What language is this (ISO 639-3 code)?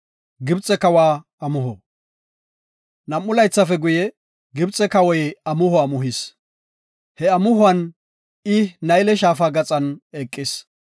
gof